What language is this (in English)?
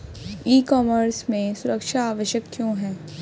Hindi